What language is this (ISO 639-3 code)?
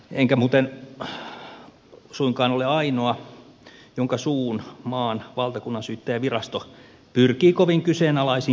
fin